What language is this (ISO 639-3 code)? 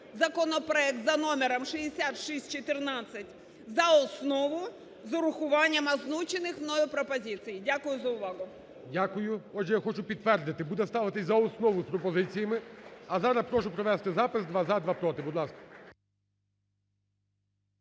ukr